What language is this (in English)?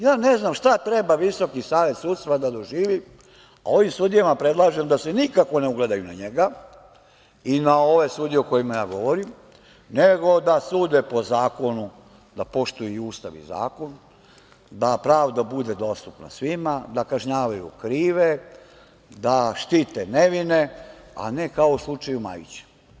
Serbian